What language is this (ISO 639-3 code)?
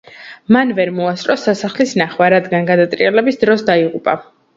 kat